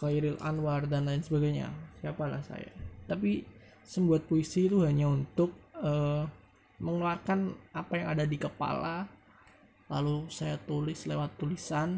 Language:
Indonesian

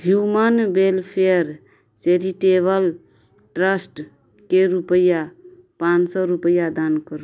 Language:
Maithili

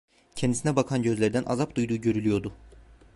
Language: Turkish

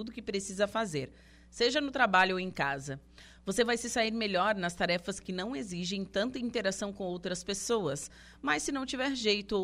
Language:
Portuguese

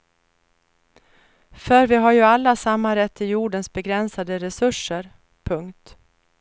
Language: Swedish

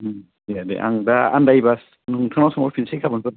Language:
Bodo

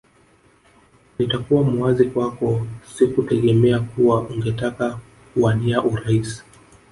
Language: Swahili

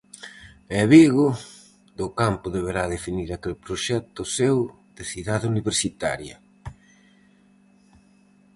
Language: Galician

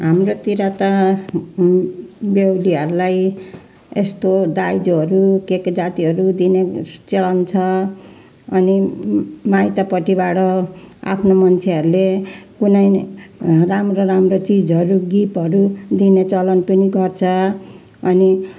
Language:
Nepali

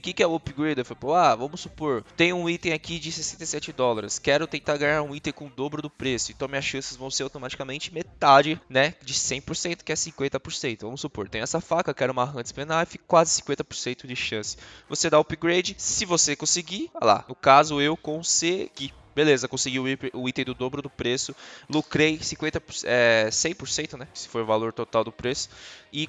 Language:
Portuguese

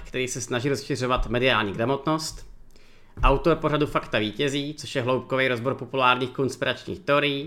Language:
Czech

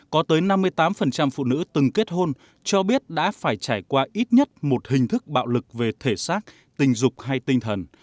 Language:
Vietnamese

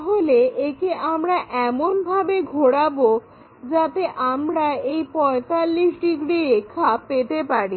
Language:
Bangla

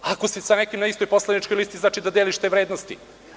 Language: Serbian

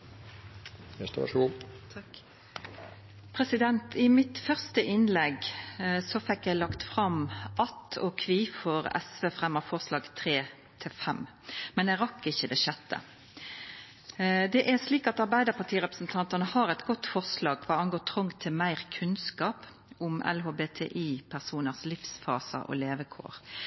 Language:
Norwegian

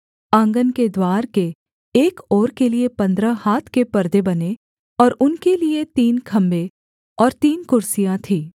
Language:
Hindi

